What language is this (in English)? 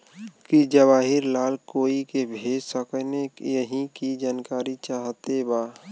Bhojpuri